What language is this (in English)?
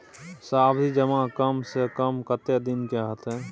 Maithili